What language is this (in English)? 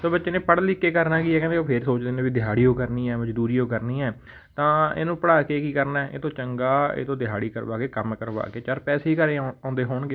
Punjabi